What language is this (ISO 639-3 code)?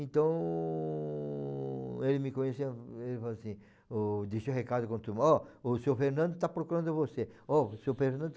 por